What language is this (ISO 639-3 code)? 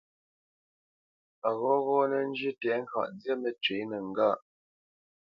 bce